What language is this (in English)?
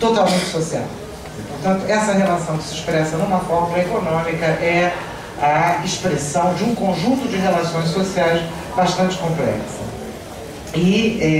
Portuguese